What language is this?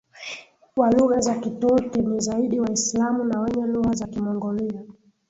Swahili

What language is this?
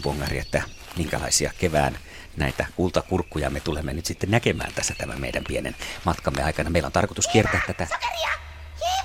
Finnish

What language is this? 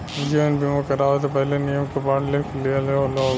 Bhojpuri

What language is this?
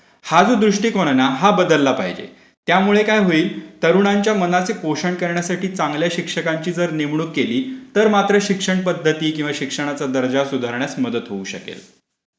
Marathi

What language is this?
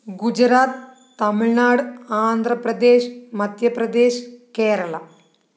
Malayalam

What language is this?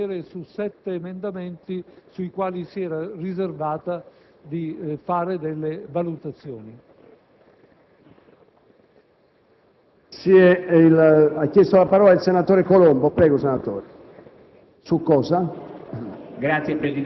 Italian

